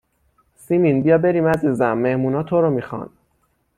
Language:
Persian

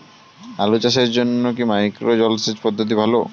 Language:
Bangla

